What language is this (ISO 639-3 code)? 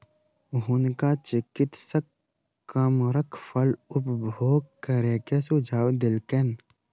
mai